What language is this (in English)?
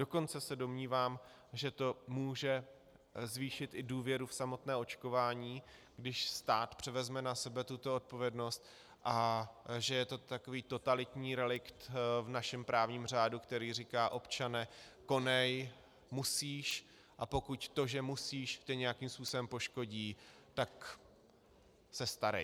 Czech